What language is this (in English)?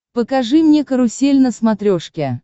Russian